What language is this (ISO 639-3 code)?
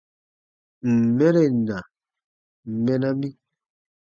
bba